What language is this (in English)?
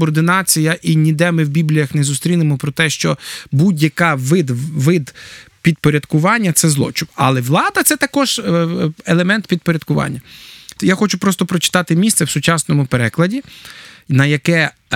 Ukrainian